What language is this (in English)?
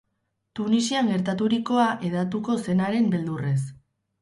Basque